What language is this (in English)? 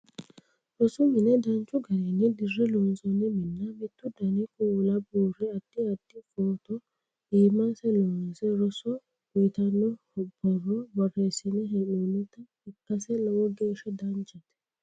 Sidamo